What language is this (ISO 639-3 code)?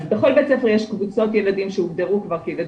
heb